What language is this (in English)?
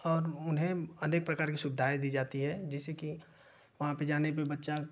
Hindi